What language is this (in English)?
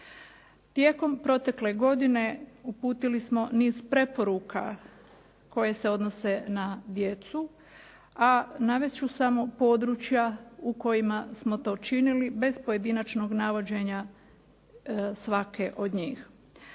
Croatian